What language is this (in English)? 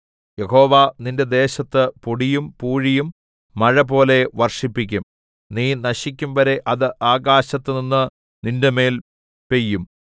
Malayalam